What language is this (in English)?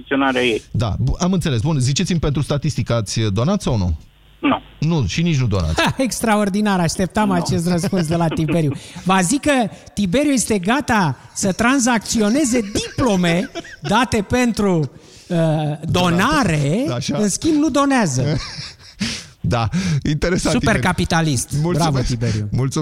Romanian